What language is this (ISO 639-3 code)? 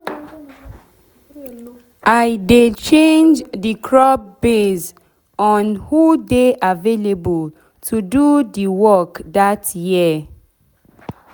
pcm